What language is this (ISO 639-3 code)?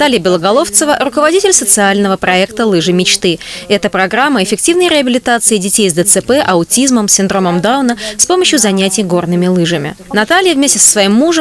rus